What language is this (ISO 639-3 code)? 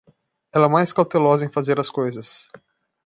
por